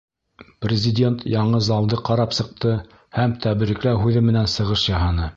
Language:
Bashkir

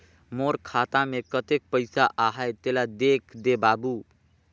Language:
Chhattisgarhi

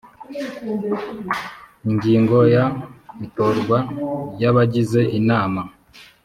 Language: Kinyarwanda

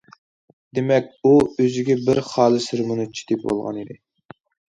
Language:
Uyghur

